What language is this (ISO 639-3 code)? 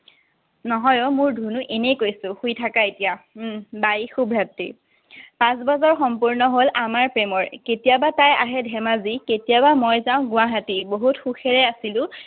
asm